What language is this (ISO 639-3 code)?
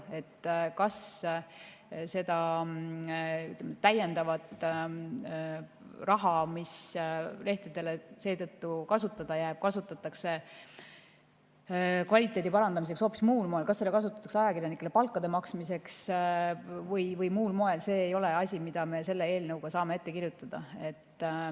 est